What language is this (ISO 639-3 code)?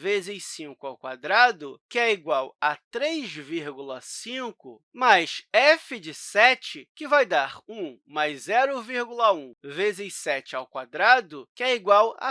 por